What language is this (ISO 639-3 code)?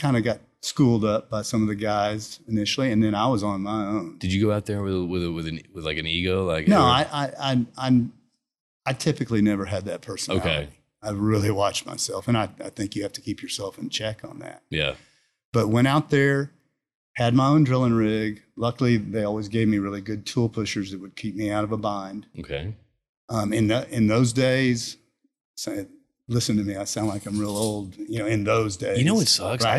eng